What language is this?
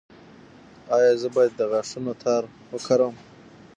Pashto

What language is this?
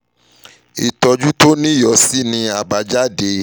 Yoruba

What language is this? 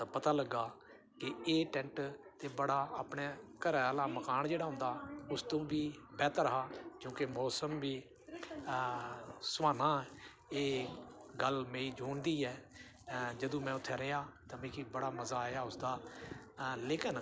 Dogri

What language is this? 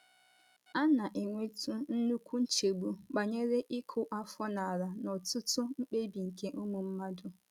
Igbo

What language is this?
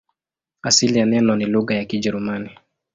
Swahili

